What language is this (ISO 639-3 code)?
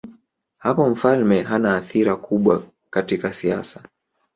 swa